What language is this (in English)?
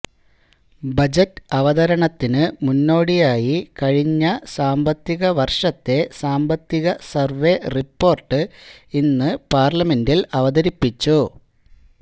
Malayalam